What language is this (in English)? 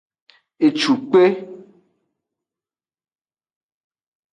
Aja (Benin)